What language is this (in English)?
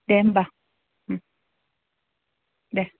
Bodo